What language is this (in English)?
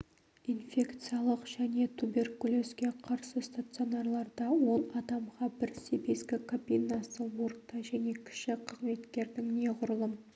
Kazakh